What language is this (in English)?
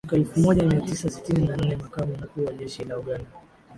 Swahili